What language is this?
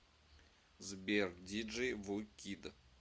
Russian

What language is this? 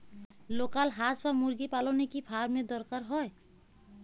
Bangla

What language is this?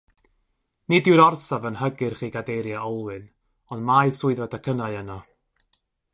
Welsh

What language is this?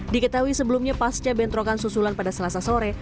Indonesian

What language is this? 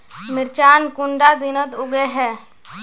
Magahi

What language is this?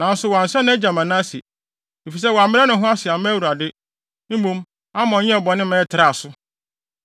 Akan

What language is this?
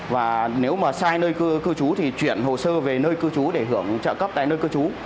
Vietnamese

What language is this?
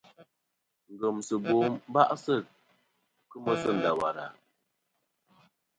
Kom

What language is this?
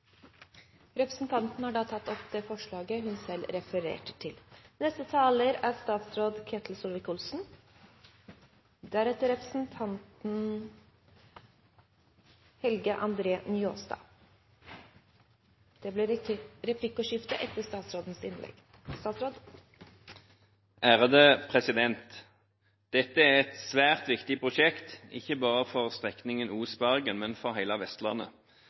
Norwegian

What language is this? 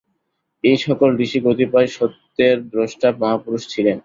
Bangla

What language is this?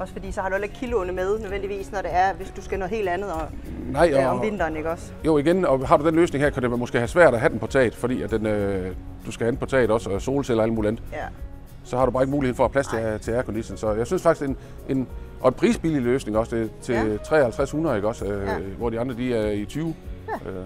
Danish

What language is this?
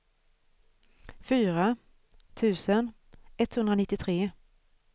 Swedish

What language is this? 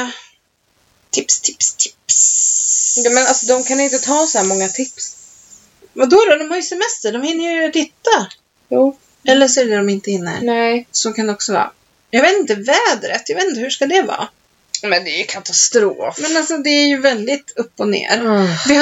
Swedish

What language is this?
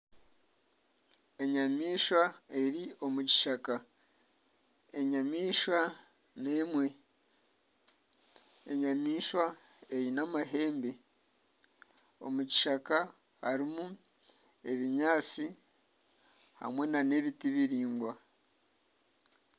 Nyankole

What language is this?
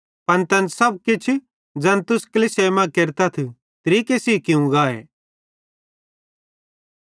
Bhadrawahi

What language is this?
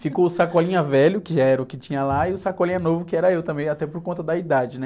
Portuguese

